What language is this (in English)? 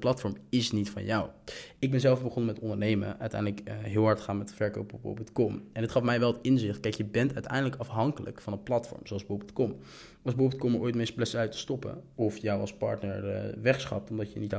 Dutch